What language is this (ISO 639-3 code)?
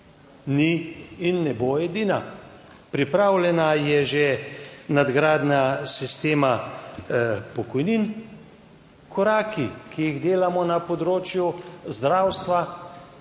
slv